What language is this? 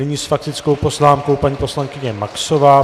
Czech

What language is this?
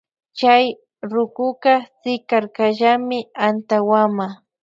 Loja Highland Quichua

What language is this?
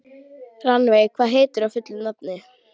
Icelandic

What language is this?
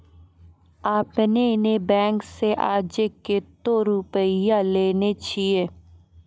Maithili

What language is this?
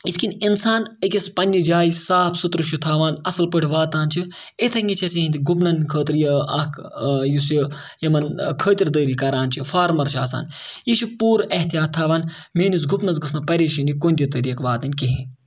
Kashmiri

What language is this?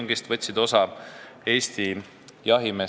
Estonian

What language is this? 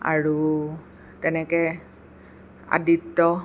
Assamese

